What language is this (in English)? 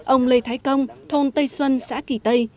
Vietnamese